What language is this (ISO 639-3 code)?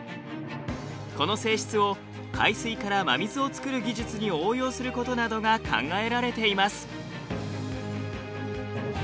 jpn